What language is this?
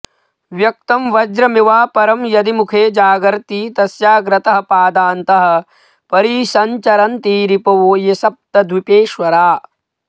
Sanskrit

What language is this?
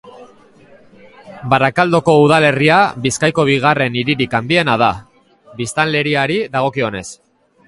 Basque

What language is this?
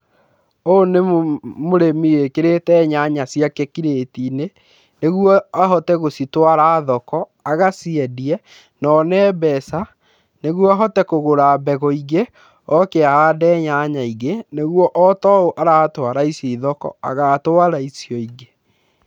Kikuyu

